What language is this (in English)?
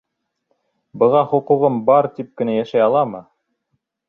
Bashkir